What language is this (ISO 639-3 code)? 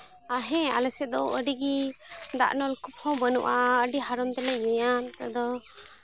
sat